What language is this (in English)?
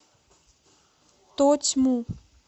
Russian